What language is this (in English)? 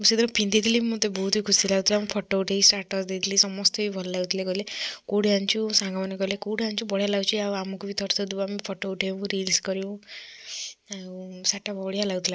Odia